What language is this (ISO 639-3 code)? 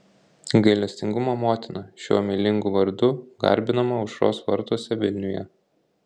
lit